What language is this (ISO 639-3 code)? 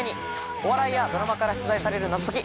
jpn